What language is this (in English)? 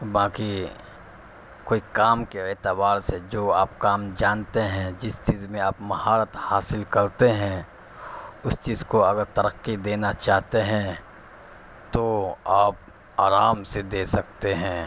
Urdu